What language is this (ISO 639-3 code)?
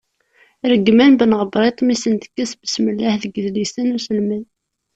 kab